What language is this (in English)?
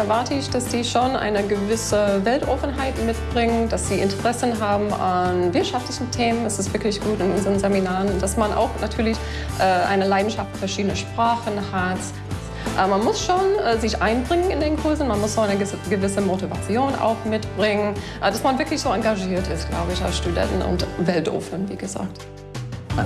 German